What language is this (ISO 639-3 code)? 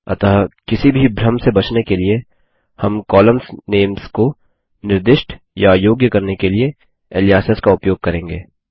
hin